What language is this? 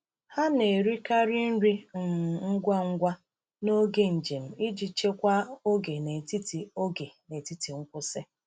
Igbo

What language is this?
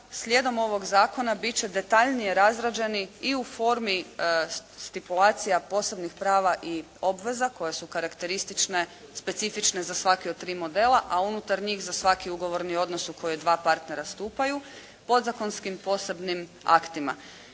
Croatian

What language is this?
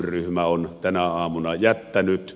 Finnish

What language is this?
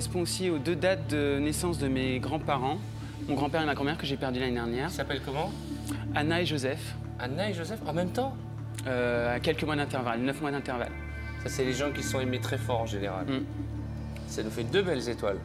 French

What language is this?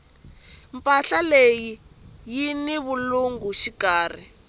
Tsonga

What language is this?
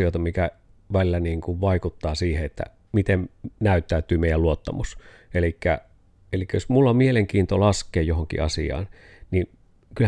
Finnish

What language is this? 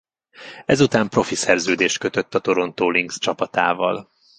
Hungarian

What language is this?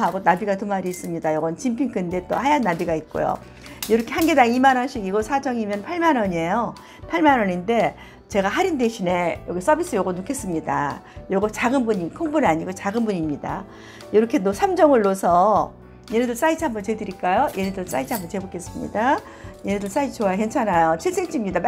Korean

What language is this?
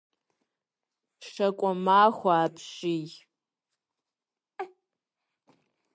Kabardian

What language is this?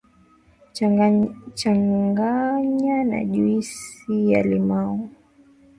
Swahili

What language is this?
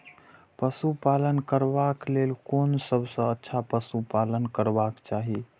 Maithili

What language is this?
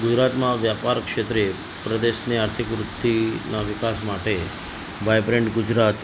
Gujarati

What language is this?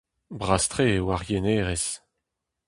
Breton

